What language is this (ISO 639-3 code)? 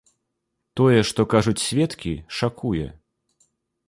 bel